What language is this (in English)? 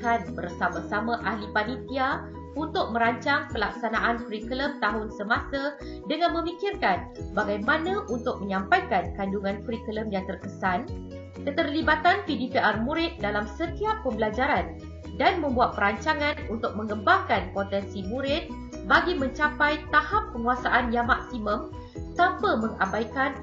Malay